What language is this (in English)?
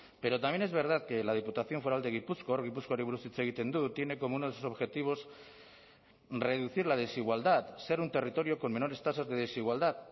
Spanish